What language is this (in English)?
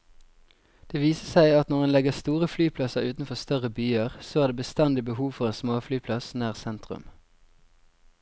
Norwegian